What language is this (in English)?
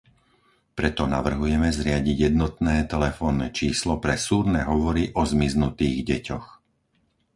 Slovak